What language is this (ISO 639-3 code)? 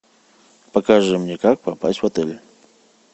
rus